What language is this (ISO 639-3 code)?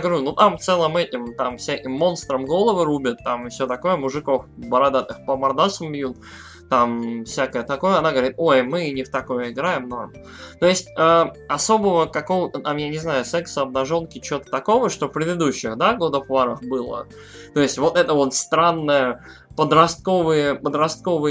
rus